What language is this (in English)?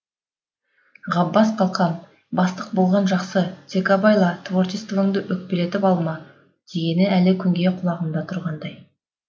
Kazakh